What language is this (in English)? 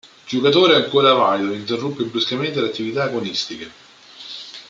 Italian